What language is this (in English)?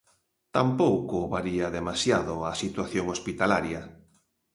Galician